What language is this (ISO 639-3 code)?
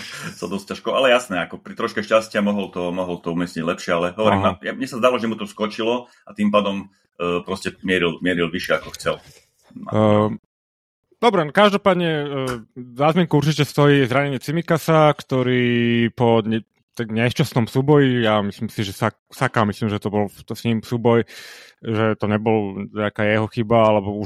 slk